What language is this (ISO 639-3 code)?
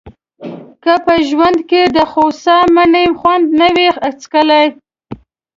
pus